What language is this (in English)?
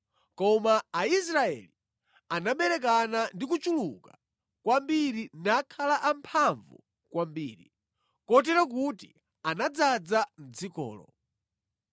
Nyanja